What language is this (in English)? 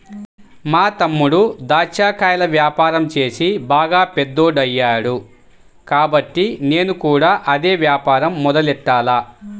Telugu